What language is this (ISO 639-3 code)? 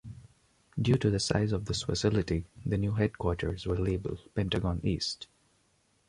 eng